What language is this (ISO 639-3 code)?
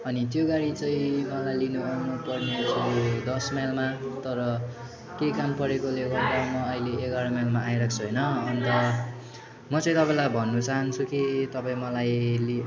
nep